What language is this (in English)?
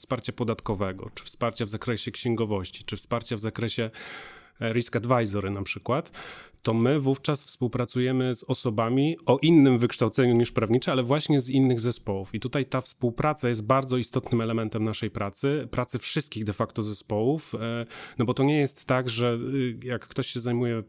Polish